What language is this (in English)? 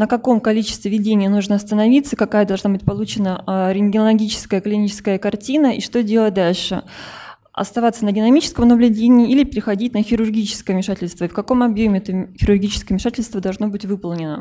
Russian